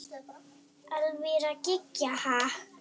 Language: Icelandic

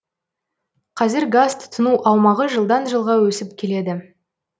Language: Kazakh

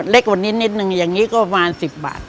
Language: Thai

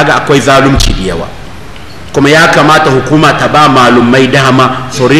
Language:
Arabic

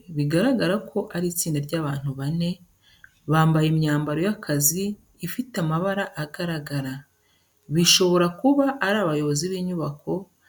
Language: Kinyarwanda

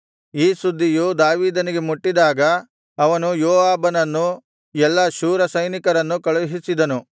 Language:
Kannada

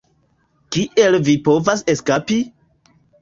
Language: Esperanto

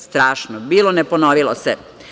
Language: Serbian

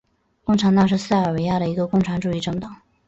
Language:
Chinese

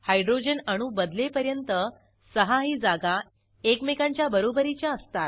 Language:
Marathi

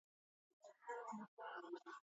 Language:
Asturian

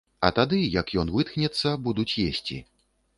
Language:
Belarusian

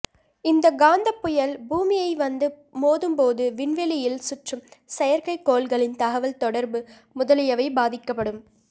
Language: Tamil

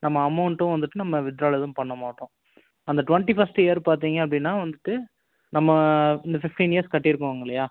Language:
Tamil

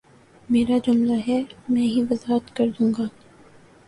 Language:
Urdu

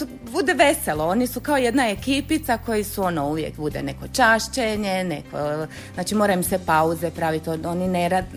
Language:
Croatian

